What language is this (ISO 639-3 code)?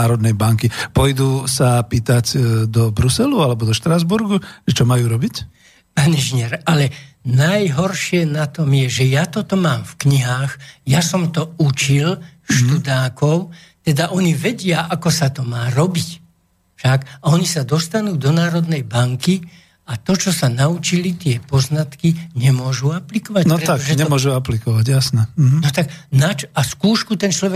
slk